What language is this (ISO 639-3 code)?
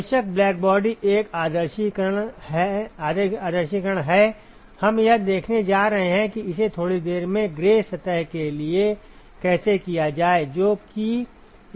hin